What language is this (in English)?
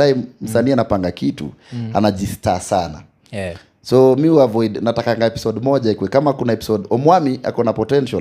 Swahili